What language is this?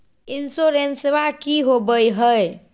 Magahi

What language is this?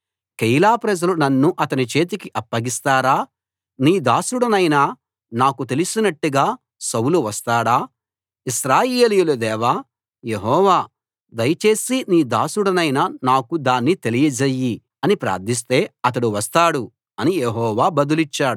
Telugu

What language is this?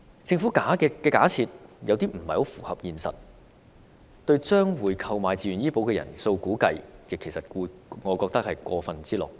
Cantonese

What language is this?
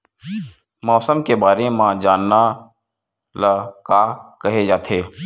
Chhattisgarhi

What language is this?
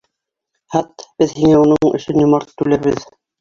Bashkir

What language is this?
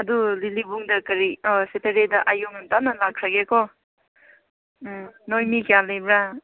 Manipuri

